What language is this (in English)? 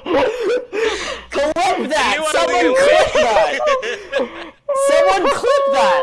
English